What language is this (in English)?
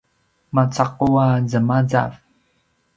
Paiwan